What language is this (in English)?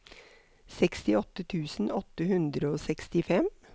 Norwegian